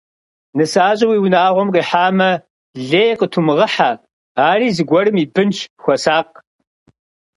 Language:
Kabardian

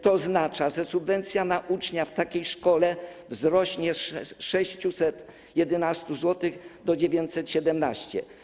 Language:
Polish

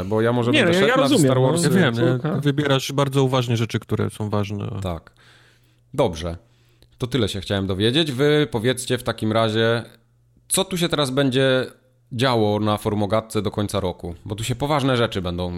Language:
Polish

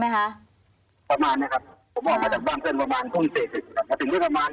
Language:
Thai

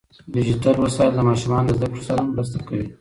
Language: Pashto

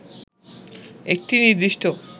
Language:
Bangla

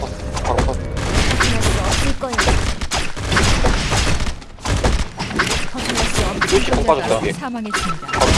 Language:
Korean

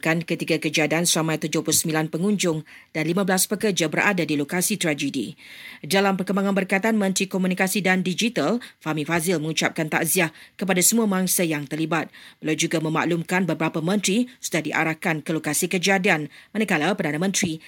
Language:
Malay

